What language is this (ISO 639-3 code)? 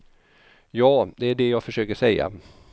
swe